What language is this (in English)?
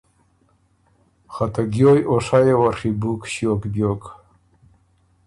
Ormuri